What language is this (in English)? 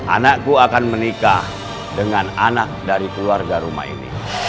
Indonesian